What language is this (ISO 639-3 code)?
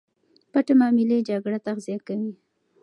pus